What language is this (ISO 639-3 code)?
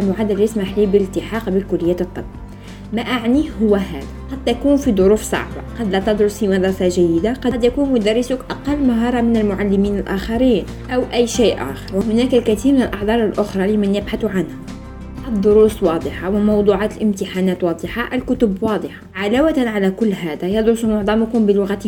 ara